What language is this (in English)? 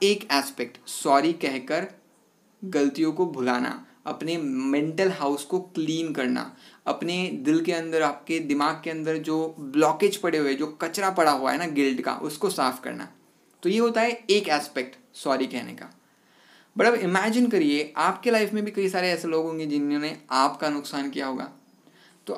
Hindi